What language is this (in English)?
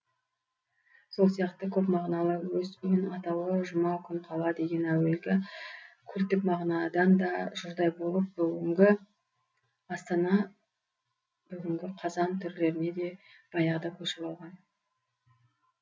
Kazakh